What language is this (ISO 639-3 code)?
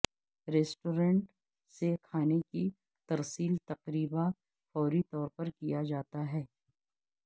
urd